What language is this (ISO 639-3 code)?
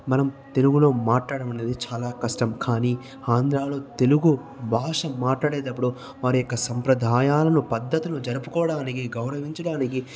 tel